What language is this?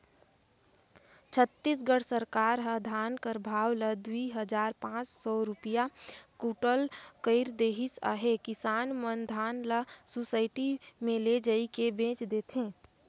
Chhattisgarhi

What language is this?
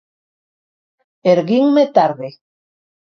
Galician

